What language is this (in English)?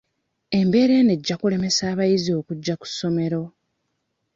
Ganda